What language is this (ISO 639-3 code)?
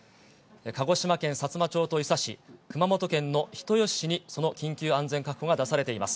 jpn